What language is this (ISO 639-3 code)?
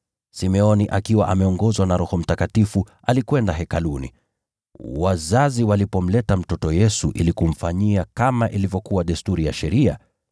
swa